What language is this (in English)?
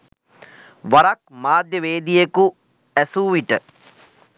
Sinhala